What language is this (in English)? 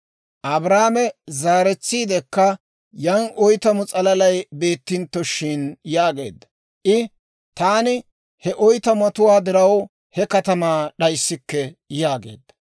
Dawro